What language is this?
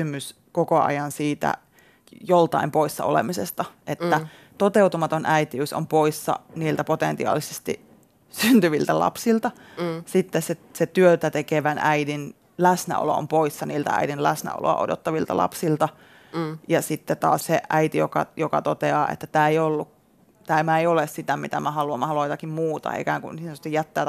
Finnish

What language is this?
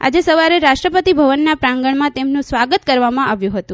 Gujarati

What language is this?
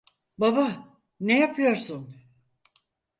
Turkish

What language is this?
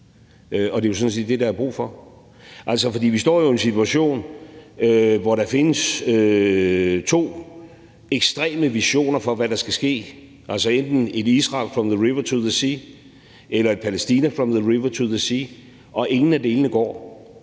Danish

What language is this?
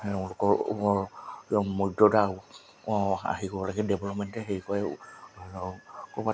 Assamese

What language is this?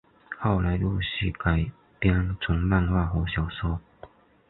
Chinese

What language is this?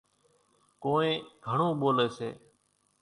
Kachi Koli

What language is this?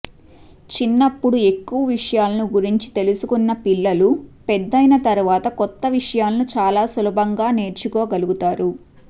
Telugu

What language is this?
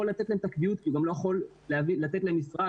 Hebrew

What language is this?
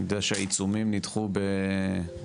Hebrew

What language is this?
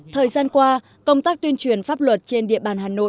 Vietnamese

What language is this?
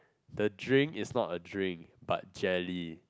English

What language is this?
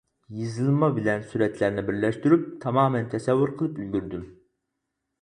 Uyghur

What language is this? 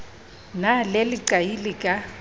Southern Sotho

